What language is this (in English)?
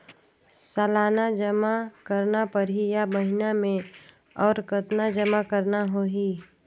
Chhattisgarhi